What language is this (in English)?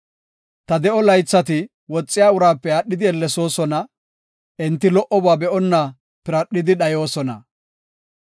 Gofa